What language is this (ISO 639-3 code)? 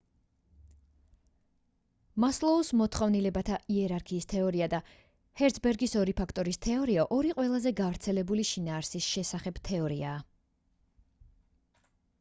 kat